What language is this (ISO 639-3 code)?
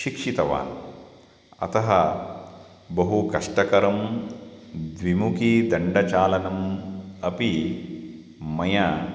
san